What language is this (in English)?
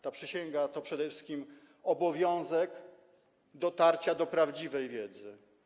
Polish